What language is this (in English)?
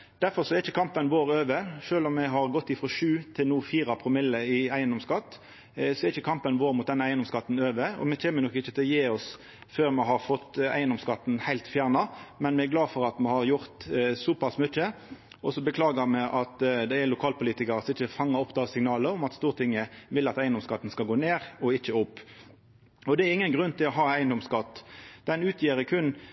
Norwegian Nynorsk